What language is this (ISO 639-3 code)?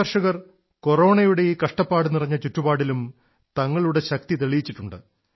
mal